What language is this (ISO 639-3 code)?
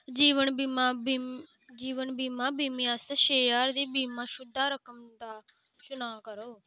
doi